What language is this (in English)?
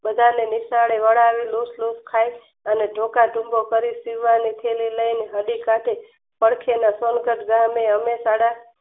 Gujarati